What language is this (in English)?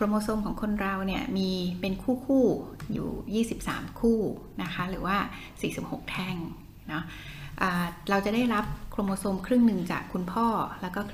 Thai